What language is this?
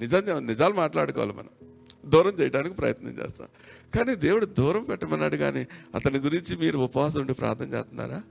Telugu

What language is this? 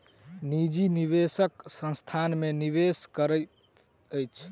Maithili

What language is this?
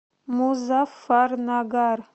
Russian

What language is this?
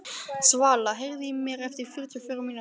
Icelandic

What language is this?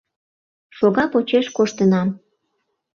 Mari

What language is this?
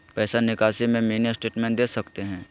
Magahi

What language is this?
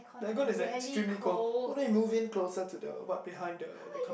English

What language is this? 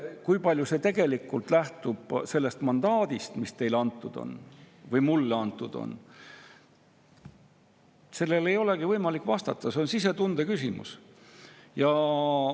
Estonian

